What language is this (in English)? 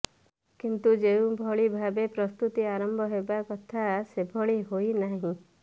Odia